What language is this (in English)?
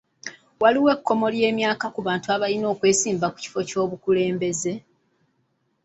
Ganda